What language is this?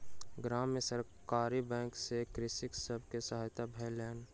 Maithili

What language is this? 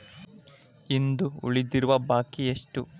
Kannada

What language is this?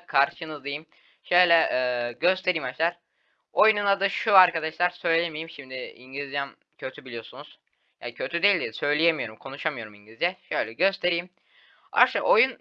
Turkish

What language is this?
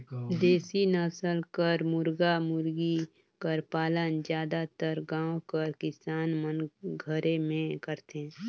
Chhattisgarhi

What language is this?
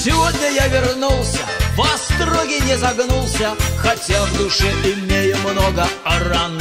Russian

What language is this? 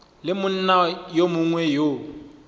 Northern Sotho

